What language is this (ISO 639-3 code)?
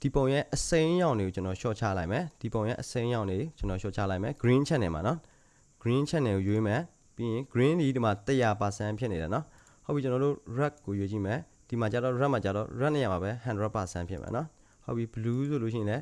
kor